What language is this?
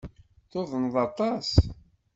Kabyle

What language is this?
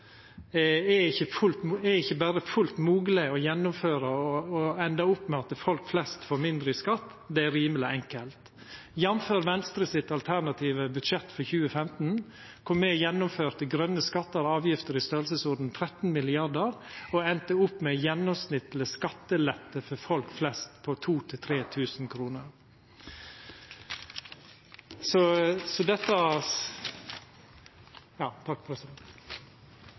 Norwegian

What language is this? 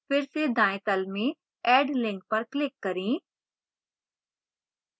Hindi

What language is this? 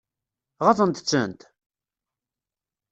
Kabyle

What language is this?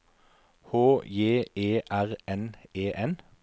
Norwegian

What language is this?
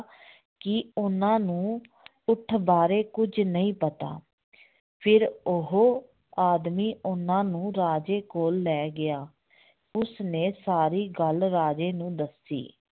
Punjabi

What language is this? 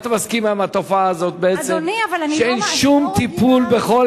Hebrew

